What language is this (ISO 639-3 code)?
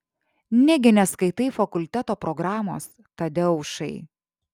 lit